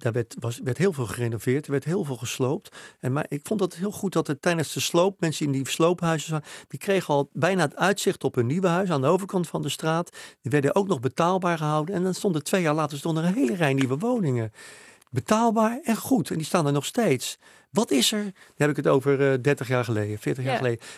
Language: Dutch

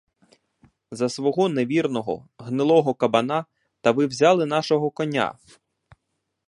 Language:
Ukrainian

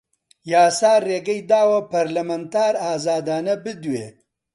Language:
Central Kurdish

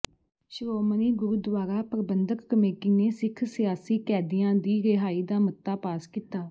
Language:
Punjabi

